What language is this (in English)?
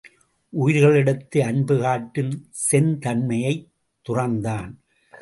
Tamil